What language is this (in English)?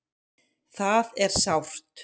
Icelandic